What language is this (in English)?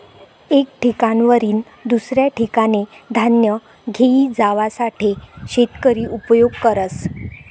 Marathi